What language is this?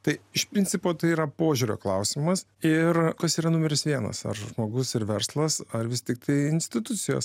Lithuanian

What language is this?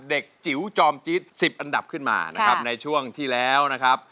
Thai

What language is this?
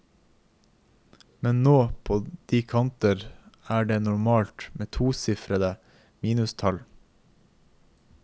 Norwegian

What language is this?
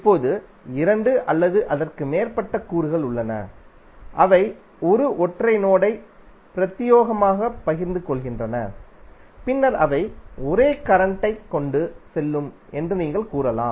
Tamil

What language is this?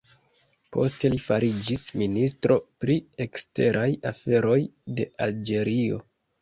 Esperanto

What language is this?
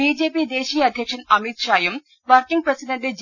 Malayalam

